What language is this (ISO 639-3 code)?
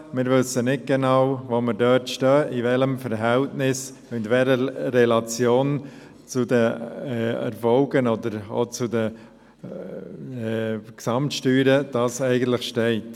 gsw